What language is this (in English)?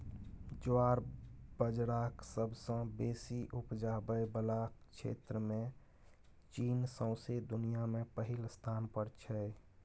Maithili